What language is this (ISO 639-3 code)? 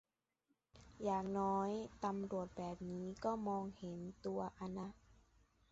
tha